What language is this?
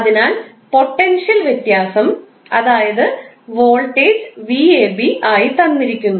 Malayalam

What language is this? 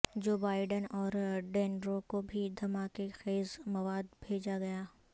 Urdu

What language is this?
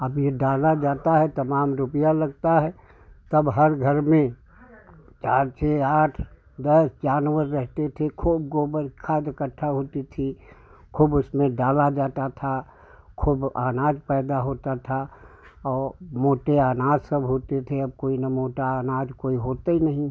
Hindi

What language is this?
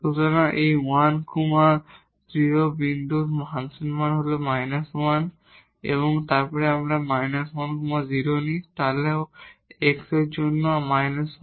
Bangla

